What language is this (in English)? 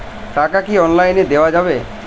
Bangla